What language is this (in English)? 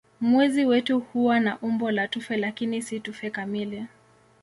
Swahili